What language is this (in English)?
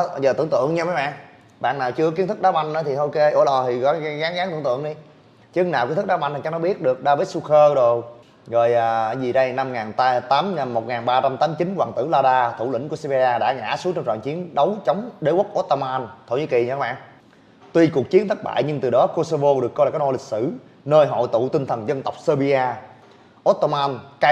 Vietnamese